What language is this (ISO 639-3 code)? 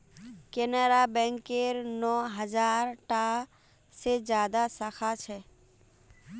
mag